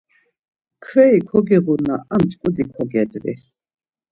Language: Laz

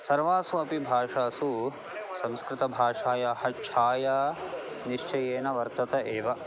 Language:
Sanskrit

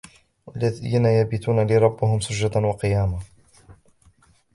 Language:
Arabic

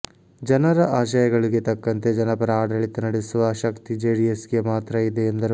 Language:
Kannada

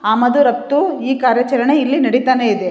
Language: Kannada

